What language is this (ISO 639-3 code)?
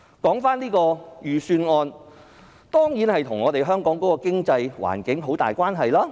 yue